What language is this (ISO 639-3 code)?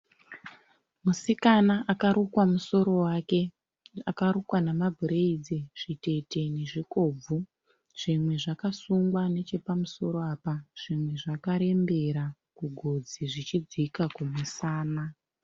sna